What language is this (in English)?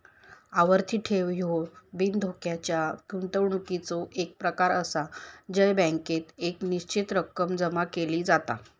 Marathi